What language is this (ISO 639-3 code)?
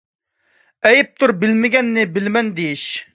uig